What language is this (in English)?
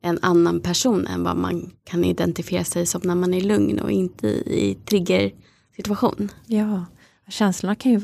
Swedish